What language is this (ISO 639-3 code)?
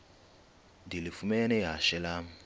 xho